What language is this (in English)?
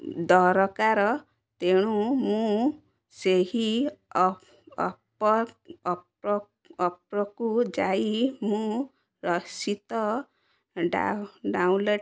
Odia